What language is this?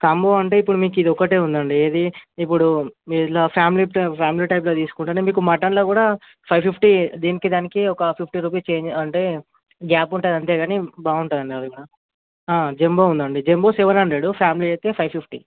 Telugu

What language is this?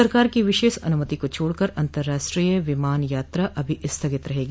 Hindi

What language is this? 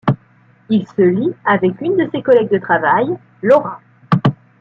French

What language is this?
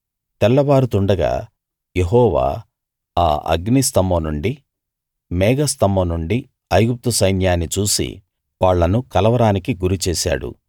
Telugu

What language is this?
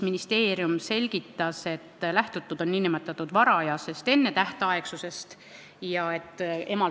Estonian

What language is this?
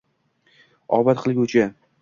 Uzbek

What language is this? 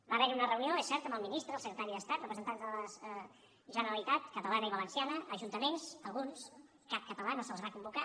Catalan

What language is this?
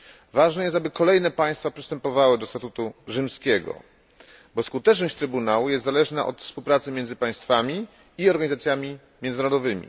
Polish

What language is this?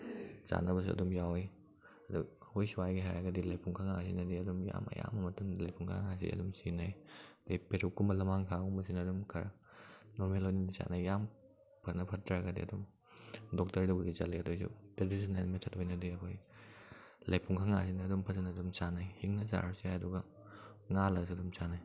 Manipuri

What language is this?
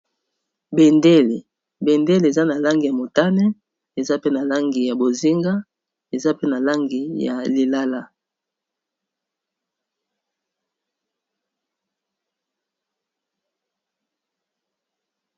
Lingala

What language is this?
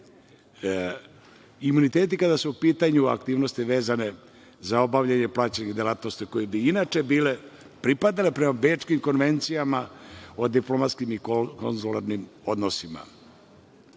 Serbian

